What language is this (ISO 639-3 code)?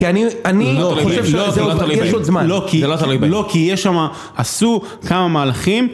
heb